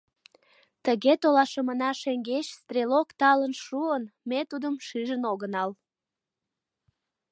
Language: Mari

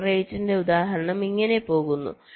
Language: Malayalam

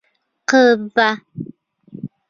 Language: Bashkir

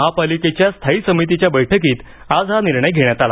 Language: Marathi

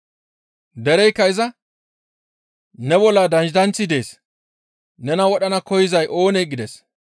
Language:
Gamo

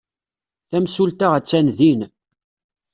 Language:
Kabyle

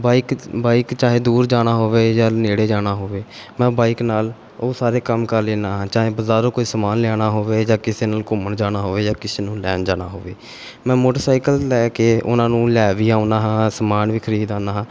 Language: Punjabi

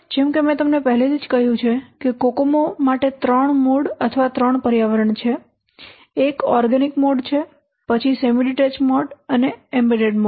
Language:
Gujarati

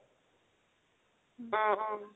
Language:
Assamese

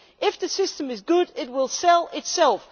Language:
English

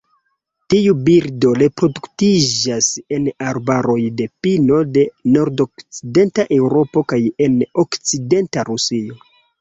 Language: Esperanto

